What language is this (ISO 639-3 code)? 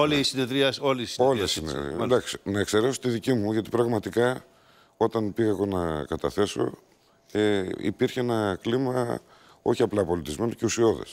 ell